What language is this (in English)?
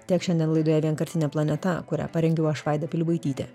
Lithuanian